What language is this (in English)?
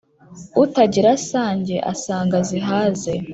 Kinyarwanda